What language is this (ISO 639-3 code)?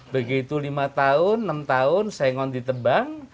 ind